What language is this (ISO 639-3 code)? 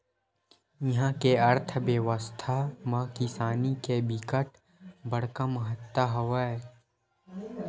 hne